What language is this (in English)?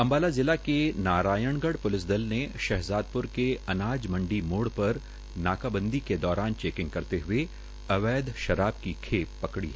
Hindi